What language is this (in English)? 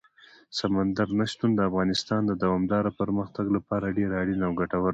Pashto